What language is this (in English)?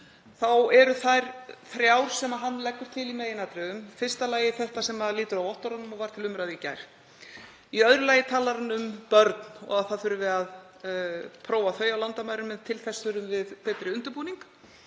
Icelandic